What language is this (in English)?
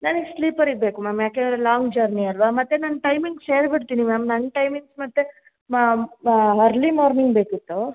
Kannada